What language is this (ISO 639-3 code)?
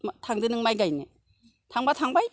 brx